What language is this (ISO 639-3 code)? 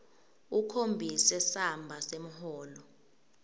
ssw